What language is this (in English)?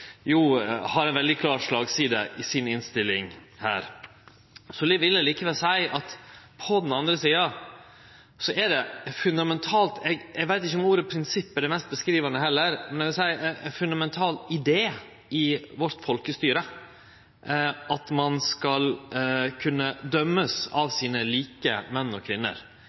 Norwegian Nynorsk